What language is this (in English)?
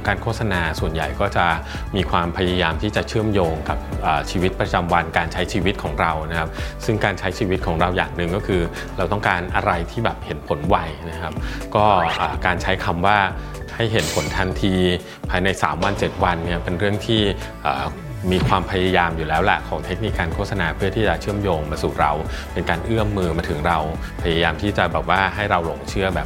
Thai